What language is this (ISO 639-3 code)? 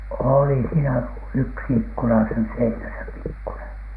fin